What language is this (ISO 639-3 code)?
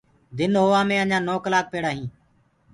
ggg